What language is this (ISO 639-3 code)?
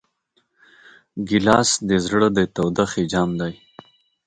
pus